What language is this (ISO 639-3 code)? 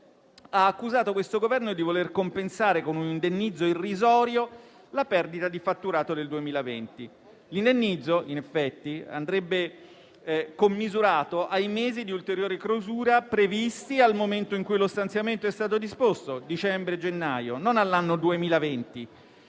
ita